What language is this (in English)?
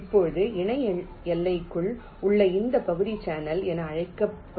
Tamil